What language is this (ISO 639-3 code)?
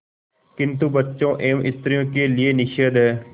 hin